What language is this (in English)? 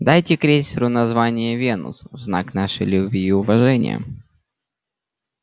Russian